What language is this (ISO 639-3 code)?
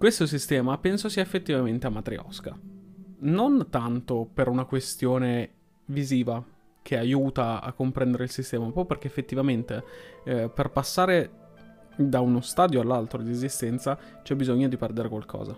ita